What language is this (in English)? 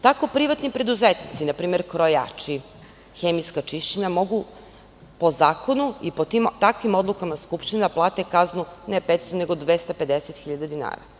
Serbian